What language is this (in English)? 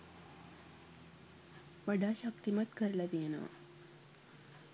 Sinhala